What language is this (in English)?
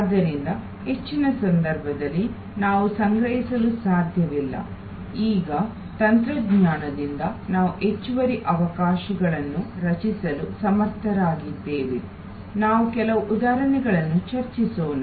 Kannada